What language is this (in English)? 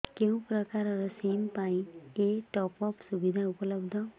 Odia